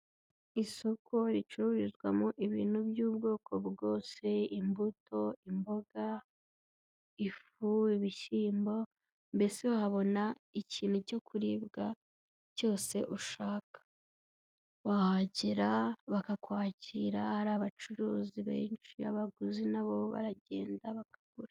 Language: Kinyarwanda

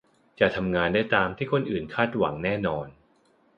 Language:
Thai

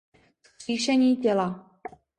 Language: Czech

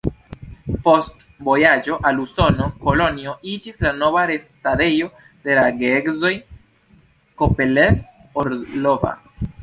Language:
Esperanto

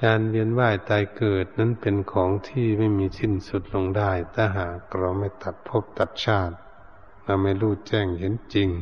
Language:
Thai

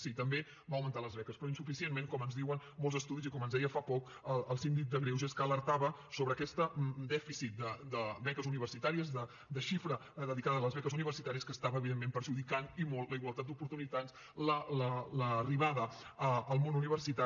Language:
Catalan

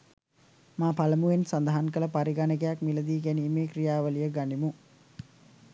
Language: Sinhala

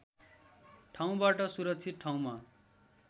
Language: Nepali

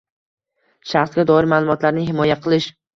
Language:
Uzbek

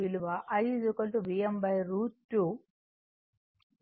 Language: Telugu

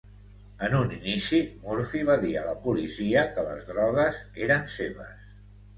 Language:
Catalan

